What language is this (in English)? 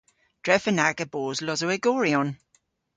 Cornish